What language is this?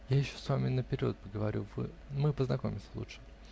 Russian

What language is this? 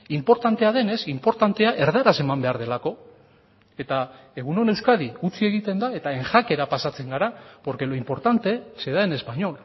Basque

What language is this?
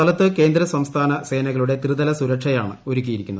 Malayalam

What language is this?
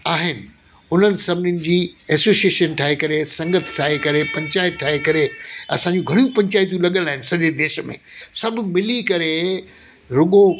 Sindhi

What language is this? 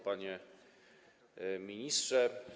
Polish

